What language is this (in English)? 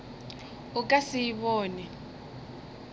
Northern Sotho